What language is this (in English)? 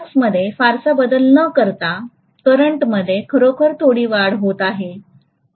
Marathi